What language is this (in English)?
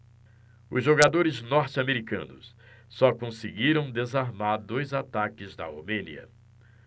Portuguese